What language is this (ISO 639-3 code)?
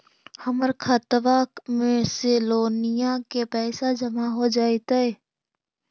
mag